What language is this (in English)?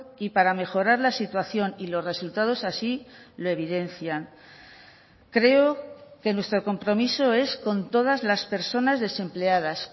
Spanish